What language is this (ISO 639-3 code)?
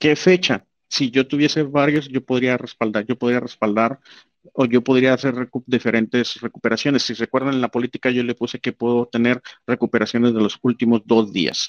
spa